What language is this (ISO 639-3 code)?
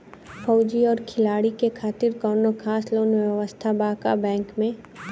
bho